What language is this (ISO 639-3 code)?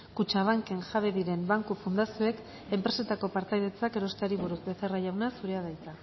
eus